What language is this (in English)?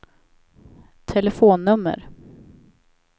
Swedish